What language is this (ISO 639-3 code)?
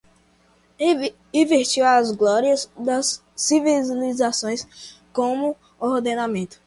por